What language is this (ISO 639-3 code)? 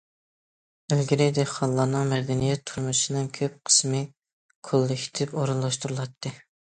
uig